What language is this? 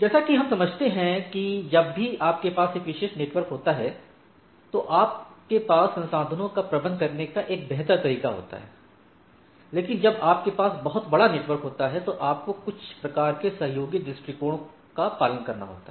Hindi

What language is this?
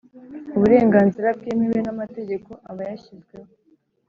Kinyarwanda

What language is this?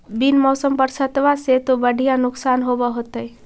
Magahi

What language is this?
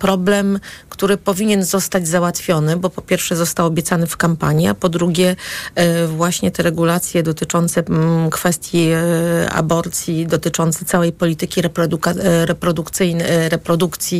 Polish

